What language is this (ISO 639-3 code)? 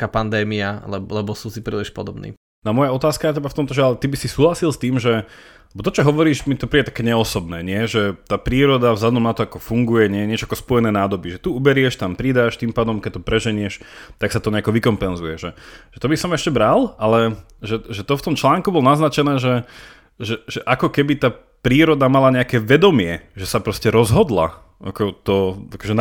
slk